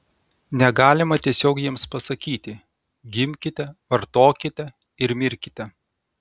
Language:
Lithuanian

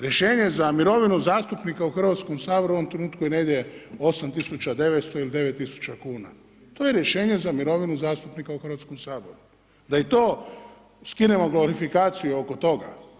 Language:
Croatian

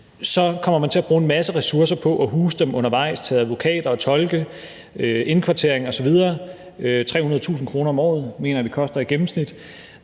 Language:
Danish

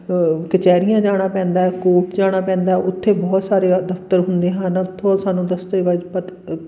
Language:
Punjabi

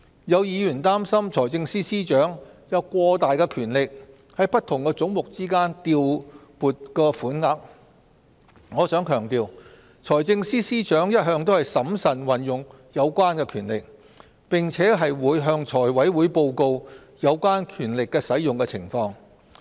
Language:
Cantonese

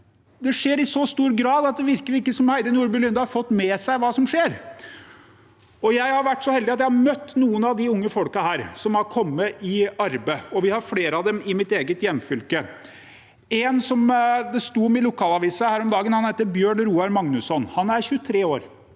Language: Norwegian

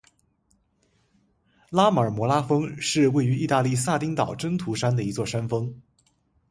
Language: Chinese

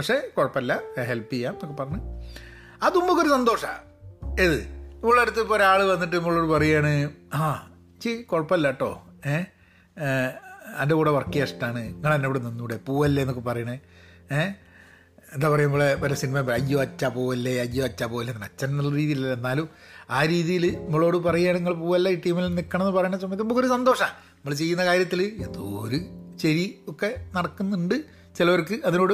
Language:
Malayalam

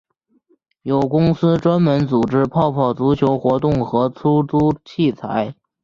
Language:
Chinese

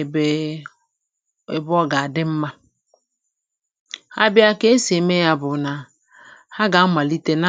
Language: Igbo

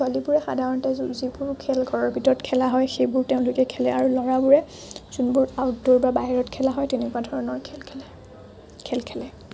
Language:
Assamese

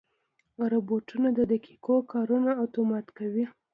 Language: Pashto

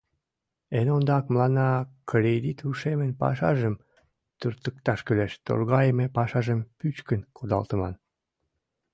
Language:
Mari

